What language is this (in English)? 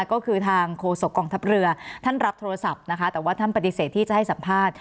Thai